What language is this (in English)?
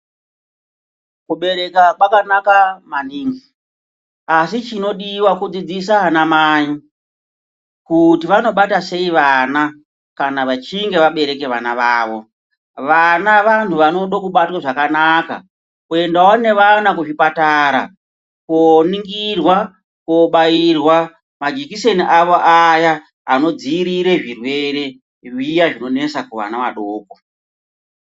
Ndau